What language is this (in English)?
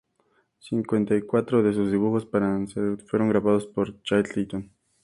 Spanish